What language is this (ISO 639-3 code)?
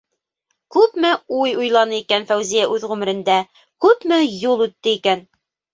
bak